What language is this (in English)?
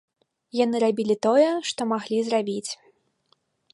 Belarusian